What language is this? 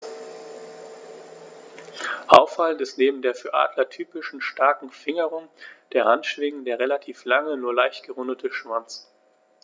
German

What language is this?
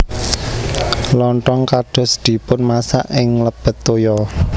Javanese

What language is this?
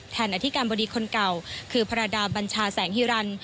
Thai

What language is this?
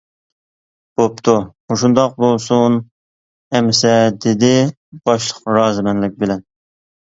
Uyghur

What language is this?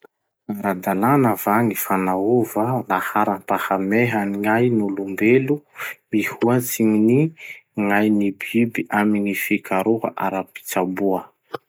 Masikoro Malagasy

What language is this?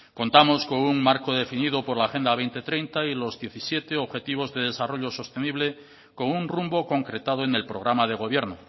Spanish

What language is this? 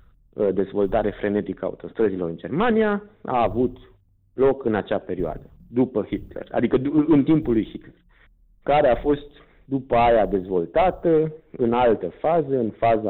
Romanian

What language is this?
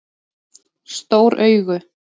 Icelandic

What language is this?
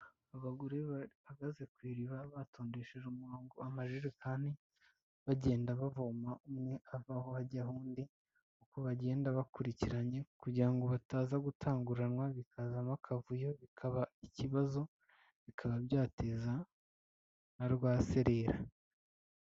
Kinyarwanda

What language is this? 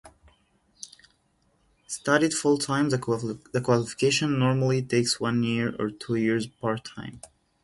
English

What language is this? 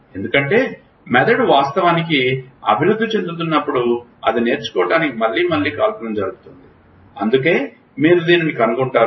Telugu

